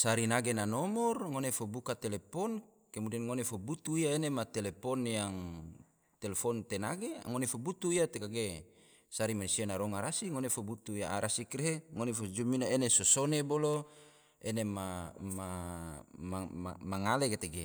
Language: Tidore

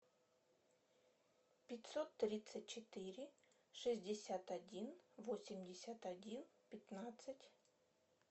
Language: Russian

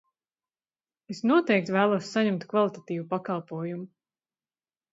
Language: Latvian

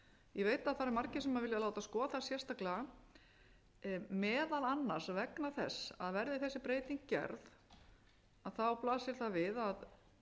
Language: Icelandic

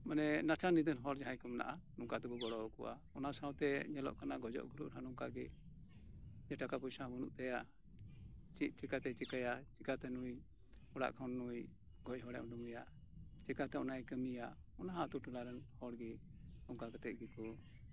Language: Santali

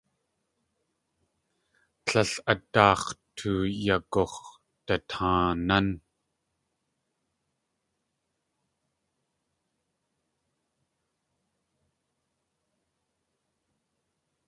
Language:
Tlingit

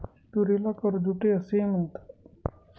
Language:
Marathi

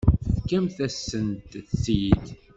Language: Kabyle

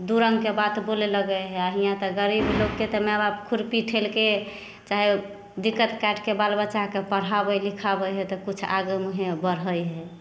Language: Maithili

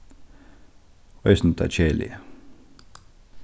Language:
Faroese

